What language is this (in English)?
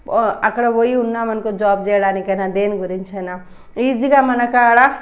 Telugu